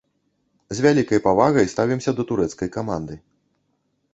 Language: Belarusian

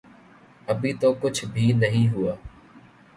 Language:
Urdu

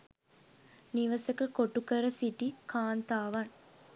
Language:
Sinhala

